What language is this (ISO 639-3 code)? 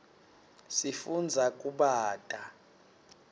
ssw